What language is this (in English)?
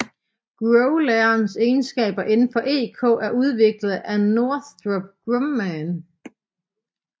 Danish